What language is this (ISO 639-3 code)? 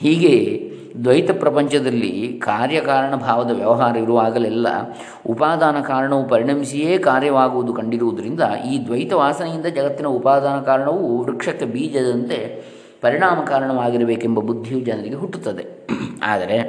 kan